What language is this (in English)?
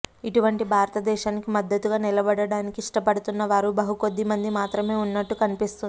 Telugu